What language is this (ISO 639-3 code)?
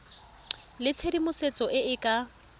tsn